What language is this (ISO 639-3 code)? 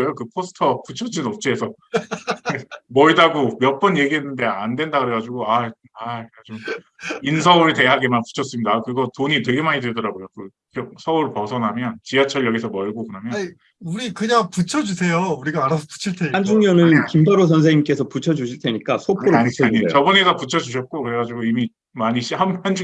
kor